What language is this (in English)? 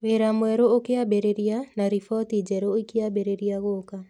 Kikuyu